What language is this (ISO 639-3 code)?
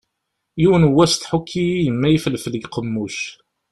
kab